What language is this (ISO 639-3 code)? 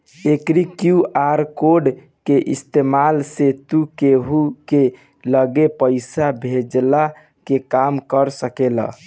bho